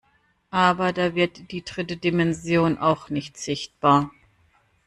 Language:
German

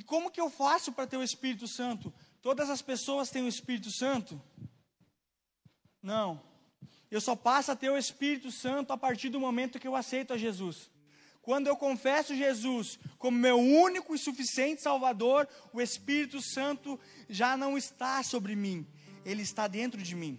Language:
Portuguese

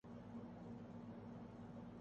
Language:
Urdu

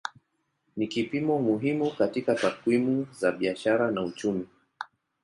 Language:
Swahili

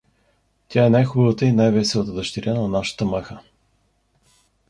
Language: Bulgarian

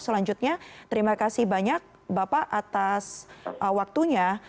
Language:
Indonesian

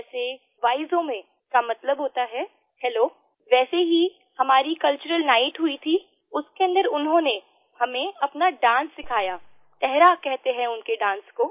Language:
Hindi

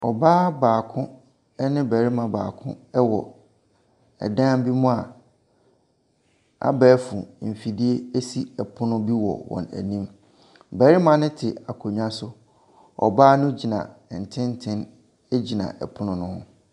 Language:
Akan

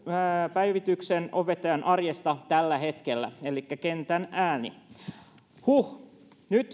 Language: Finnish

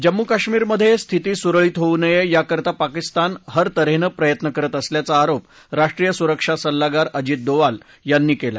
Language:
Marathi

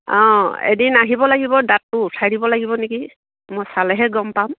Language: Assamese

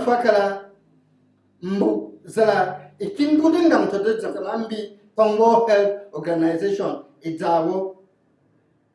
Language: French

